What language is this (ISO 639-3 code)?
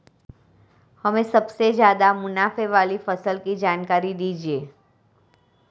hin